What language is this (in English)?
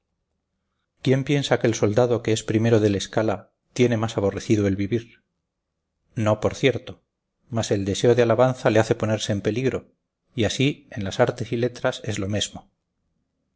Spanish